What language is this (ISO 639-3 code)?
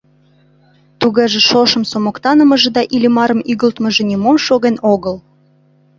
chm